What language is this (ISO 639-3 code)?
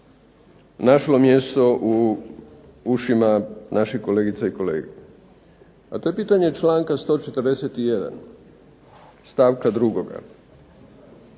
hrv